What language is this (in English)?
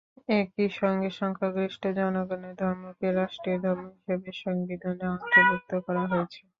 Bangla